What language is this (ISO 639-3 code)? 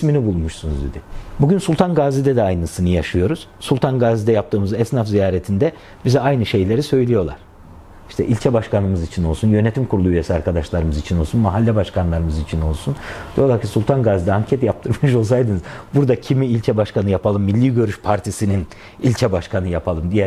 tur